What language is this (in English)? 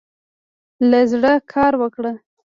Pashto